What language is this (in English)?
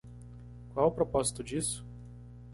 Portuguese